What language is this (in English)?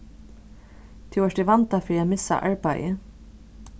Faroese